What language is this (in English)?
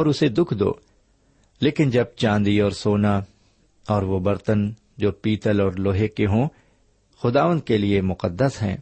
Urdu